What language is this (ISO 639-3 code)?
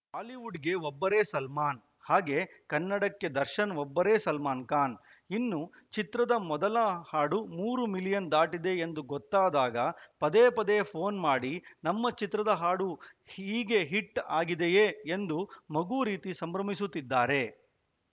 kan